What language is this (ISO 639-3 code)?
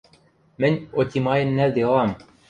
mrj